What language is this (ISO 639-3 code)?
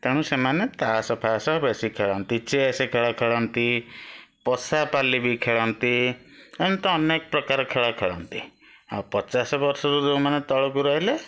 ori